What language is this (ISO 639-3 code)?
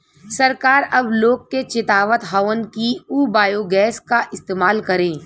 bho